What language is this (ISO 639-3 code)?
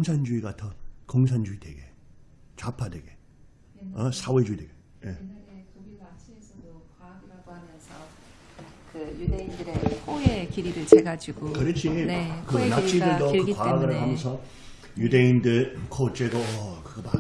kor